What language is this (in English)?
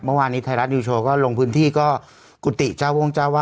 Thai